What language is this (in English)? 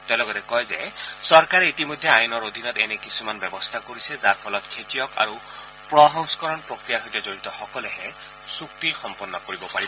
Assamese